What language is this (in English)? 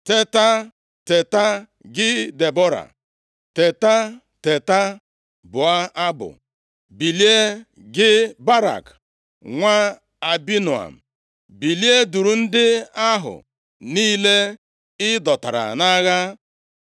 Igbo